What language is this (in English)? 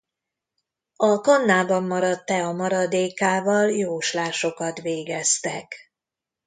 Hungarian